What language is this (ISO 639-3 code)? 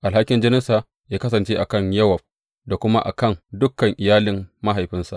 hau